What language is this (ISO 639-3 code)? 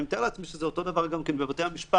heb